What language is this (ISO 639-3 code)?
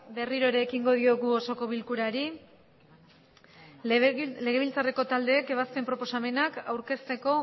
eus